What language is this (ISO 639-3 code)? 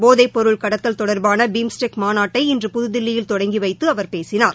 tam